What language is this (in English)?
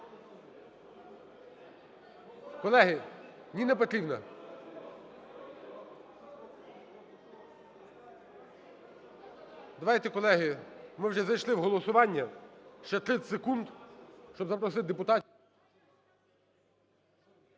Ukrainian